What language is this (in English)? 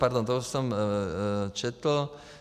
Czech